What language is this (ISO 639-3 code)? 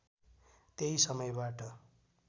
nep